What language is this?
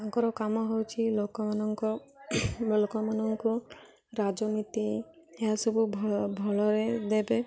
Odia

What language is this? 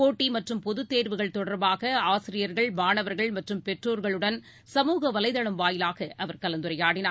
Tamil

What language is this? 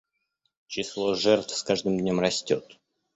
Russian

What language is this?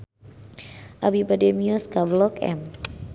Sundanese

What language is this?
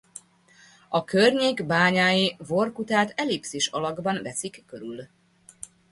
Hungarian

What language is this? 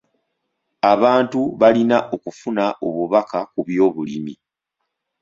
Ganda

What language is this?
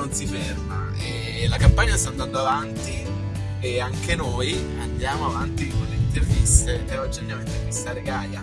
Italian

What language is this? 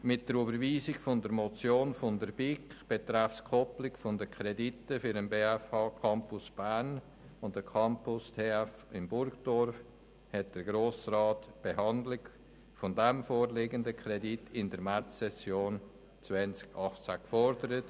Swiss German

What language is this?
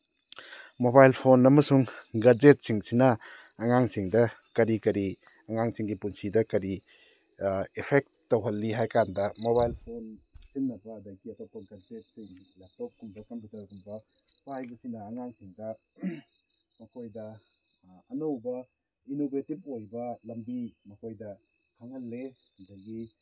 Manipuri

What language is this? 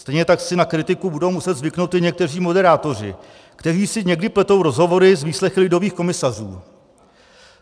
Czech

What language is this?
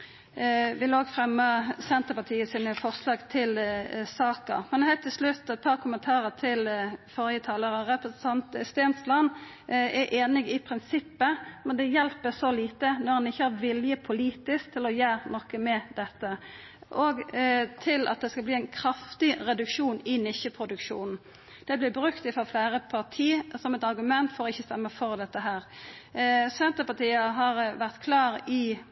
Norwegian Nynorsk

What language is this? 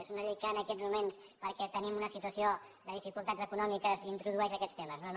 Catalan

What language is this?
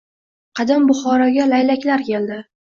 Uzbek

